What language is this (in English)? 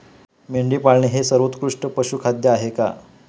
Marathi